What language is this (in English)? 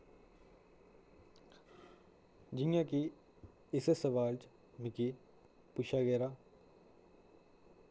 Dogri